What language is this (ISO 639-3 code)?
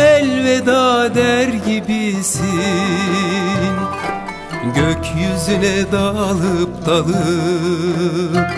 tur